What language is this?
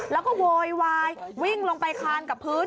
Thai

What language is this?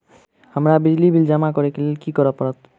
Maithili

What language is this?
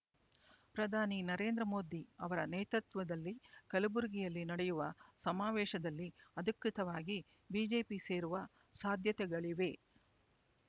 Kannada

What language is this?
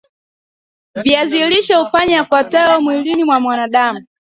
Swahili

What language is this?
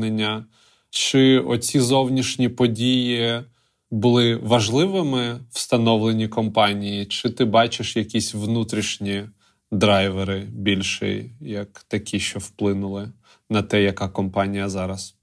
Ukrainian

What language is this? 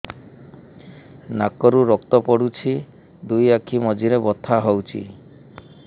Odia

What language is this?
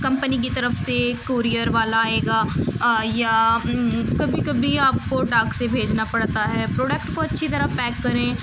Urdu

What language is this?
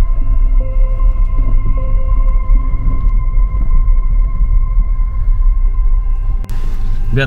Russian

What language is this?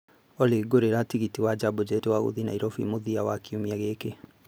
Kikuyu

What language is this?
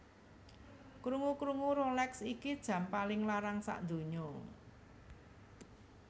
Javanese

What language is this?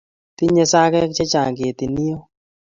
Kalenjin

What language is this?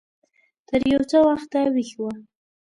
Pashto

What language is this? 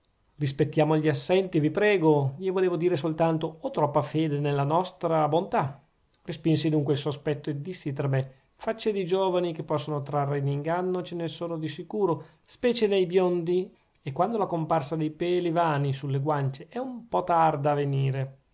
Italian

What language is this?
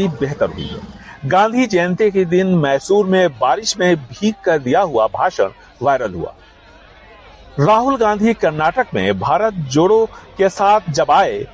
Hindi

